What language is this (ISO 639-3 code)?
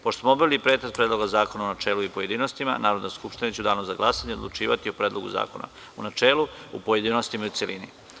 srp